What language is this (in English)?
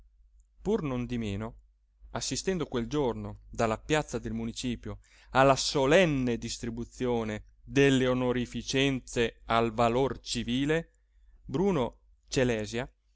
Italian